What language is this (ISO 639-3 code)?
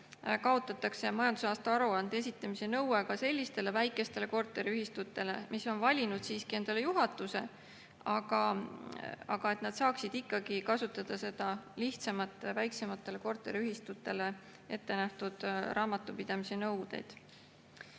est